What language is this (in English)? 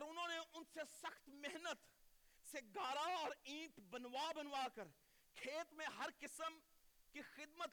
Urdu